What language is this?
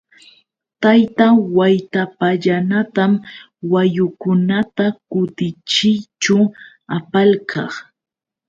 Yauyos Quechua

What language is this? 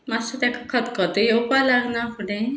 Konkani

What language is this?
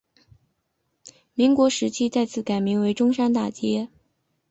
Chinese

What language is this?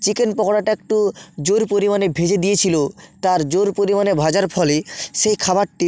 Bangla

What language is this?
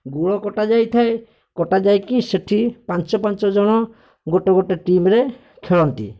Odia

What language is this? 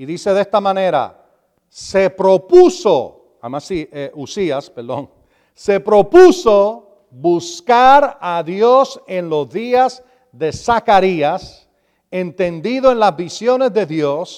Spanish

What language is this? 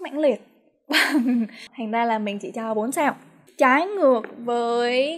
Vietnamese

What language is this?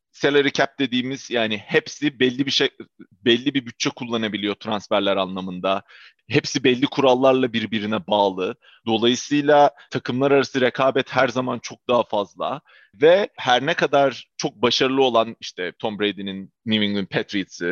Turkish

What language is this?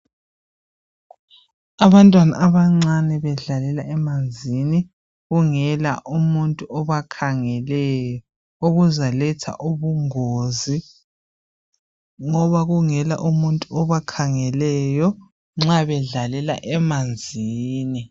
North Ndebele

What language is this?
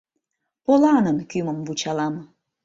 Mari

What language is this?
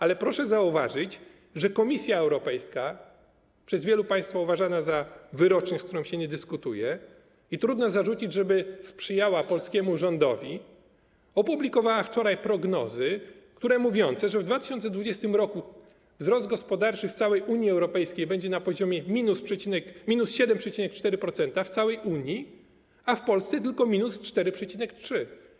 Polish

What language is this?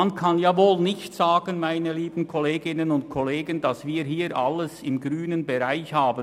Swiss German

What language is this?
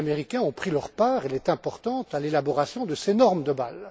French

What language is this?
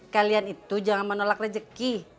Indonesian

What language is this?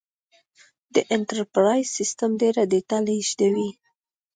Pashto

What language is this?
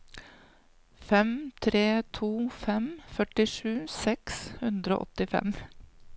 Norwegian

